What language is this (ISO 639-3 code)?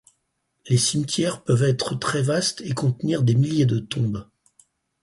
fra